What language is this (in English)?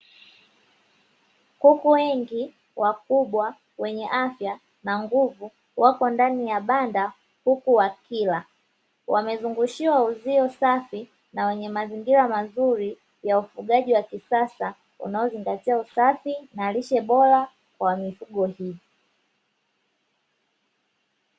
Swahili